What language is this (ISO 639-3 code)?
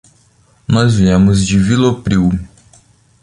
por